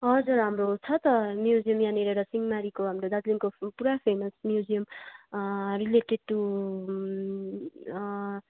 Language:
Nepali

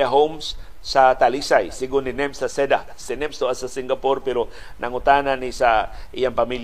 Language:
Filipino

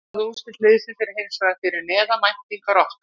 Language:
Icelandic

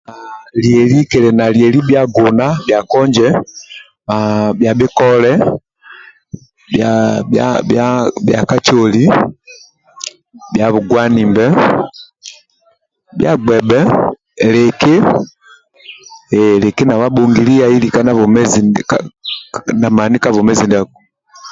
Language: Amba (Uganda)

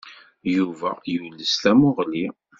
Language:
Kabyle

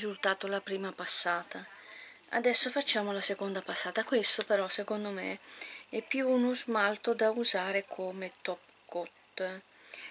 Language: Italian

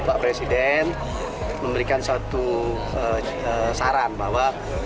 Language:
Indonesian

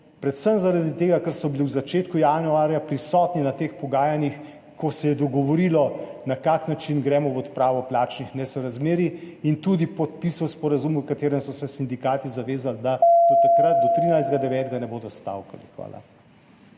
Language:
Slovenian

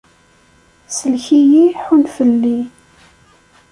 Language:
Kabyle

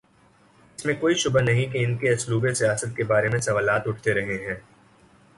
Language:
Urdu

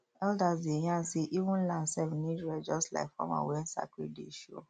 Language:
Nigerian Pidgin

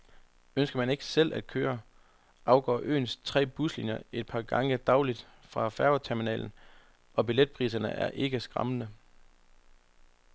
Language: Danish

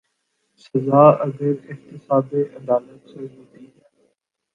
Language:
Urdu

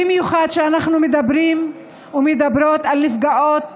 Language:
Hebrew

